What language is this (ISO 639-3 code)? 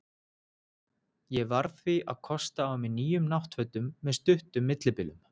isl